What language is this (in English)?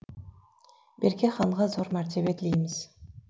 Kazakh